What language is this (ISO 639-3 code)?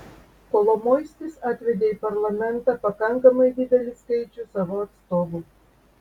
lit